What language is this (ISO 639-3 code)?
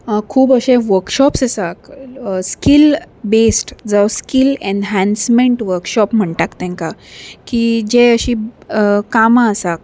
kok